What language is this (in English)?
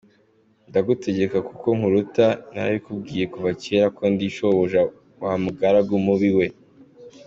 Kinyarwanda